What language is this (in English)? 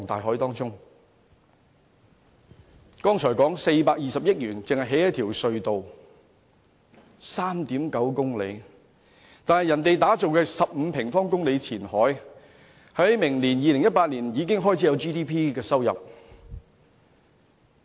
Cantonese